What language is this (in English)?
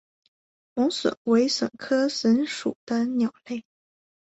Chinese